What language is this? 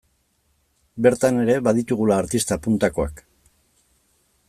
Basque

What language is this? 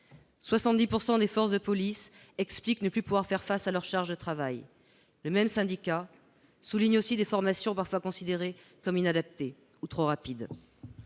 French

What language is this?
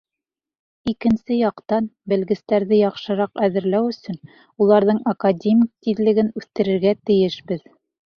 Bashkir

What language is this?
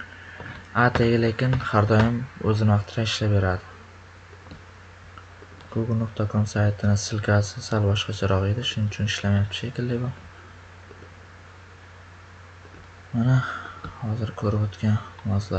Turkish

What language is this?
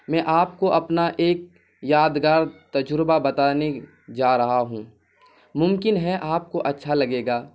Urdu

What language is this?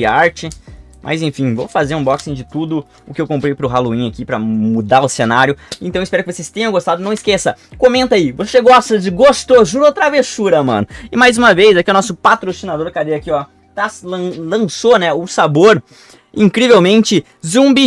Portuguese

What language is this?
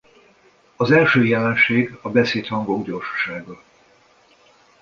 Hungarian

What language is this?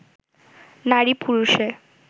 Bangla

